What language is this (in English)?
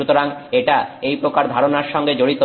Bangla